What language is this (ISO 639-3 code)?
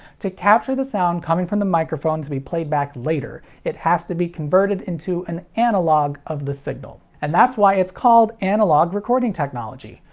eng